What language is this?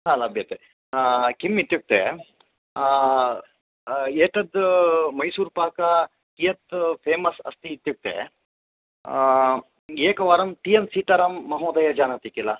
Sanskrit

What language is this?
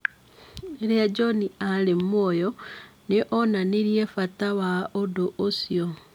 Kikuyu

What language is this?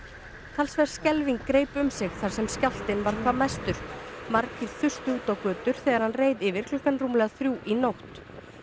Icelandic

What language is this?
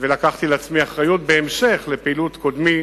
Hebrew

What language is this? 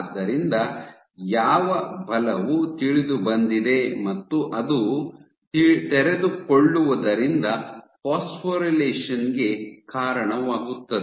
Kannada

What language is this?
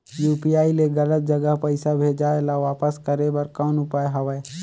Chhattisgarhi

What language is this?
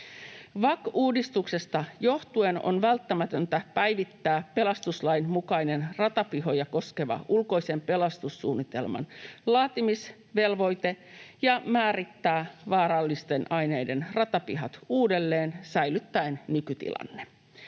Finnish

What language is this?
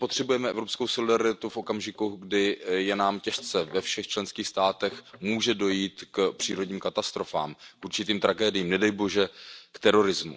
Czech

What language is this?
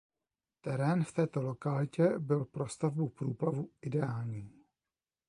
Czech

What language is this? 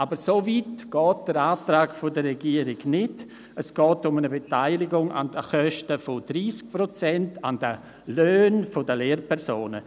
Swiss German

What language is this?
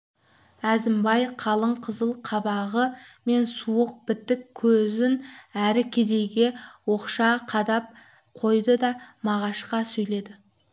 Kazakh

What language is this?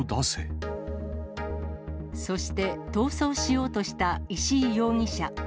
Japanese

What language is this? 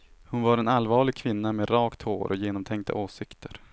Swedish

